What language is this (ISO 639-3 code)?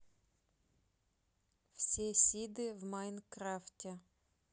rus